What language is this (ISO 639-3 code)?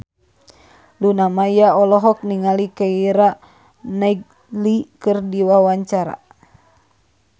sun